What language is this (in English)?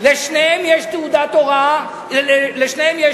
Hebrew